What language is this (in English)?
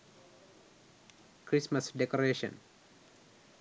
Sinhala